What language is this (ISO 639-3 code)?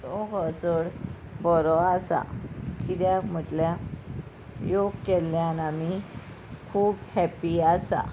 kok